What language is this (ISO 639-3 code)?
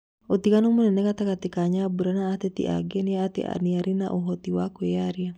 kik